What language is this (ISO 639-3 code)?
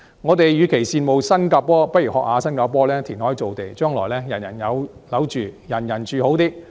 yue